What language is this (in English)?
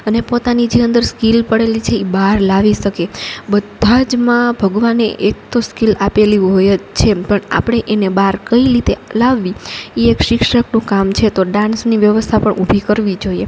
Gujarati